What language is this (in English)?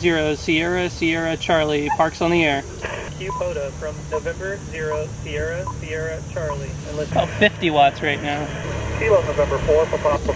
English